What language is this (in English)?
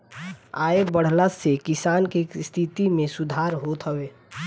Bhojpuri